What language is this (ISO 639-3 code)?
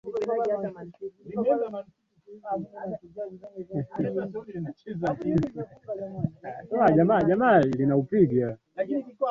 swa